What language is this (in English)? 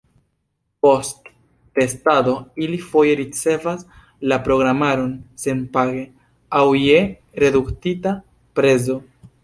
Esperanto